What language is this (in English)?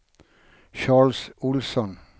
Swedish